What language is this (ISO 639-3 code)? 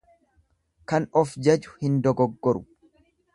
orm